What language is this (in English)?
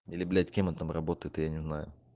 Russian